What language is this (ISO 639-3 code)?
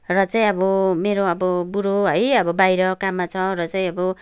nep